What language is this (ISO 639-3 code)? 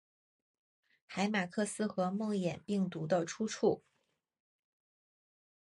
zho